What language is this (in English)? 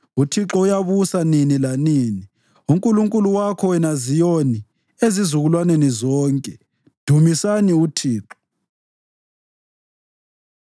North Ndebele